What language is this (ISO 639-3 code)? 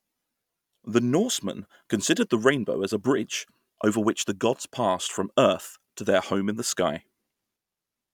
eng